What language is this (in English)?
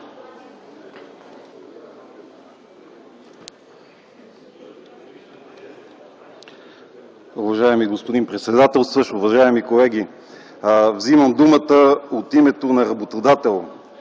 Bulgarian